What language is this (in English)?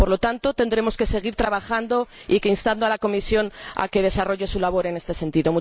Spanish